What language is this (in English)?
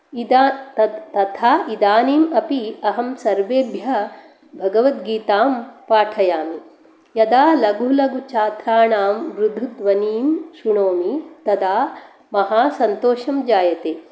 Sanskrit